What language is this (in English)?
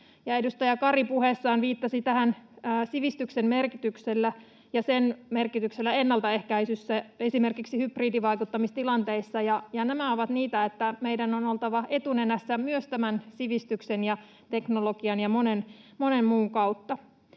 Finnish